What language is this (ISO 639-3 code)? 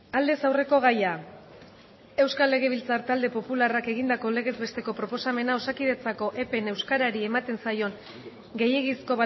eus